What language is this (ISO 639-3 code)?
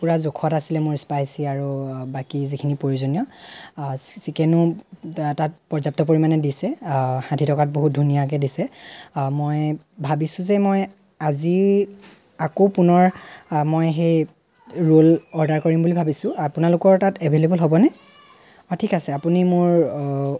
asm